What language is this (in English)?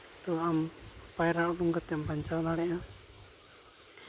Santali